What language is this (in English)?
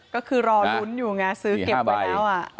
Thai